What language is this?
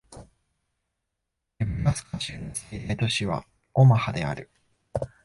Japanese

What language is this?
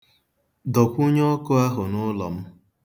Igbo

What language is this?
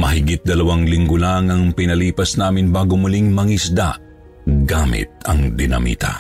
Filipino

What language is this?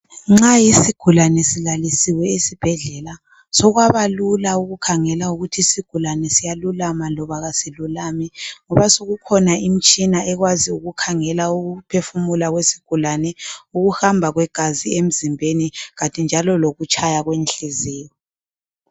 North Ndebele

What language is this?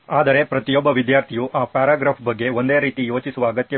Kannada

